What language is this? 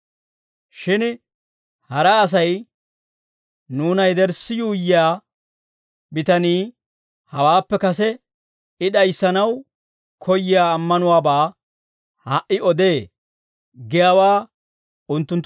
Dawro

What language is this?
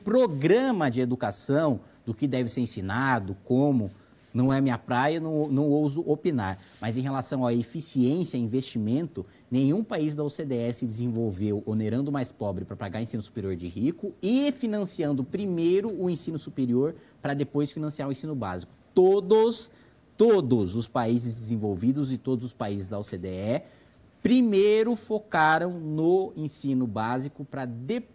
Portuguese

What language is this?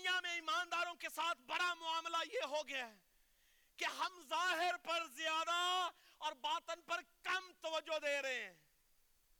Urdu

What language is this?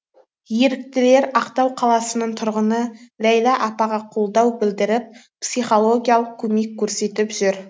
Kazakh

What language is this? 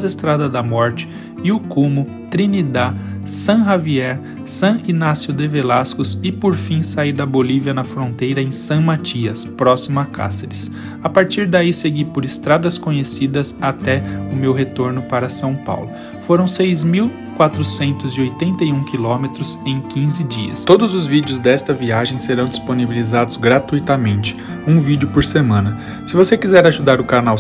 Portuguese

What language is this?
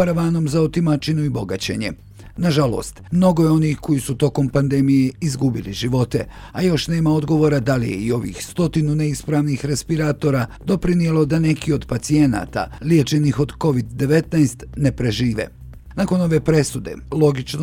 Croatian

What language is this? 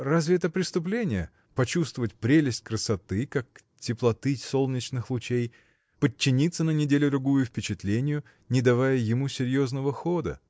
Russian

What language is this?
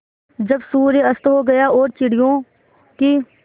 Hindi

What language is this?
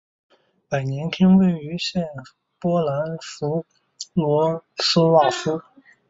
Chinese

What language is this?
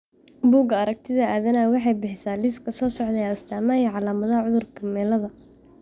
Somali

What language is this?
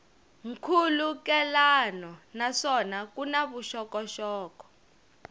Tsonga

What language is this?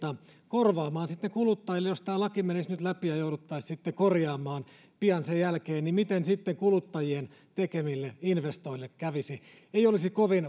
Finnish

